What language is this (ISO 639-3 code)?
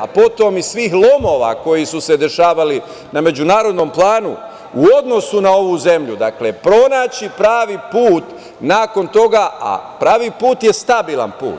srp